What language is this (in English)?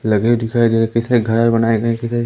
Hindi